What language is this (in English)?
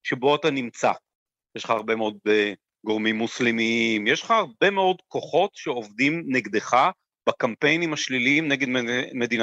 Hebrew